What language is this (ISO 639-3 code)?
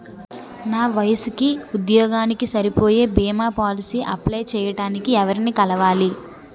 tel